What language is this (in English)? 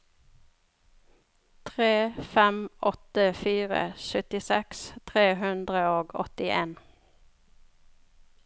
Norwegian